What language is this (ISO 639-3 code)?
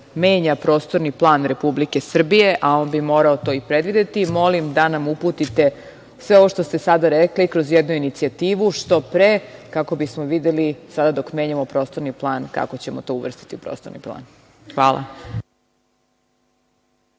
srp